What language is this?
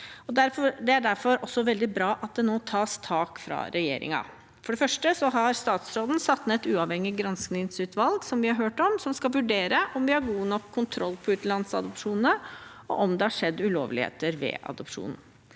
Norwegian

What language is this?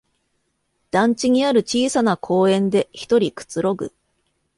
Japanese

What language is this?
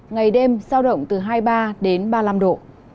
Vietnamese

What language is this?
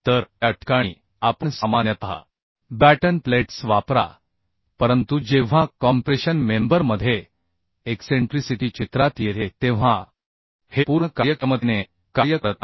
Marathi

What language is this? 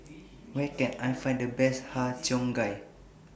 English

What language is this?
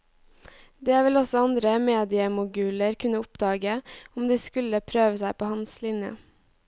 Norwegian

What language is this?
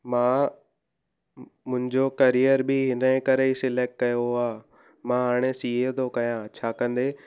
Sindhi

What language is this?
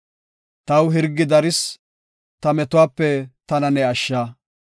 Gofa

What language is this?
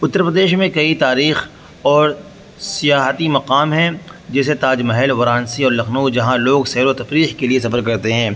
Urdu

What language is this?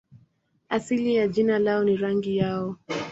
Swahili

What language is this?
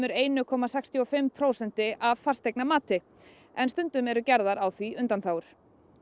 Icelandic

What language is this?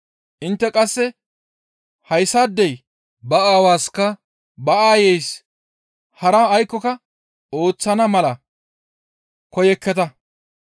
Gamo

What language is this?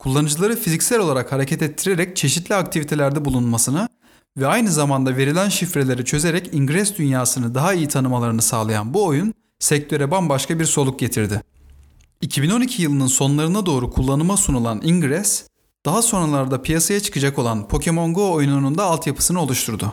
Turkish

